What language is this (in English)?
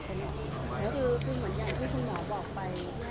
Thai